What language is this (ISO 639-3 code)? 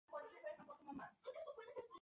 spa